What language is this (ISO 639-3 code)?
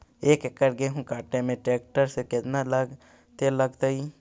mag